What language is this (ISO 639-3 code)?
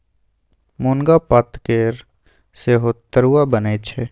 mai